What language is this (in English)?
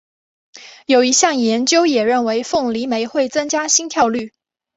Chinese